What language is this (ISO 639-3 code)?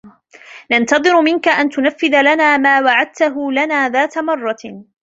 ara